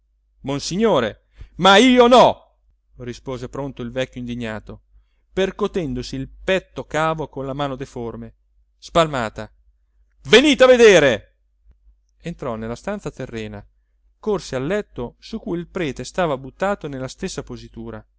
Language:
Italian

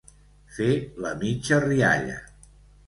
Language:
Catalan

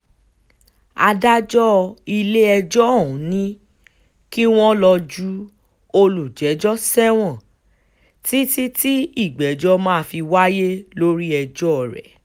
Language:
Yoruba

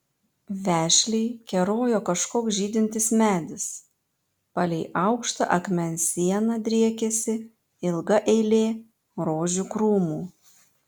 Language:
Lithuanian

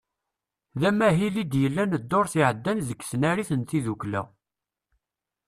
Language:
Kabyle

